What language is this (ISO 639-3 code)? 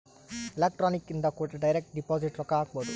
kan